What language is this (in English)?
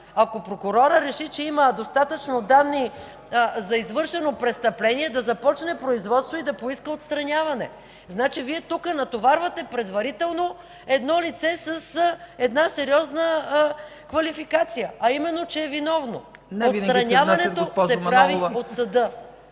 Bulgarian